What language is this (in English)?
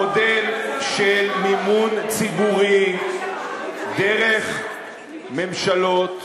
Hebrew